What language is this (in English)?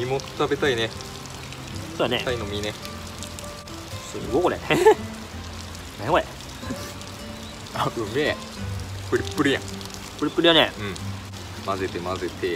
Japanese